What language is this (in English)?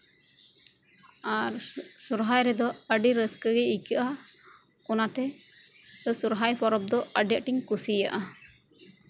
Santali